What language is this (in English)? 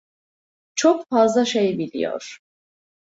Turkish